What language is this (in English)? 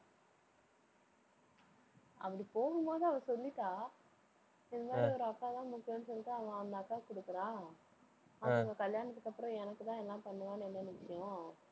Tamil